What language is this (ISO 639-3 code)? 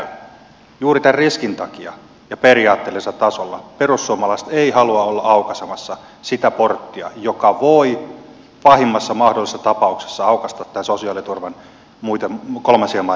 fin